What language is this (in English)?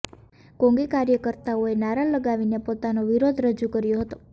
Gujarati